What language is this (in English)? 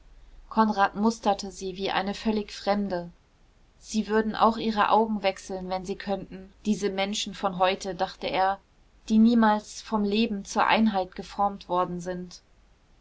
German